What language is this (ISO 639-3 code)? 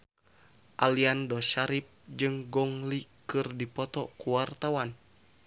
sun